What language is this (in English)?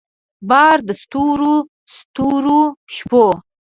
Pashto